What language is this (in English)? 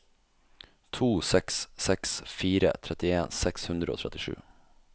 Norwegian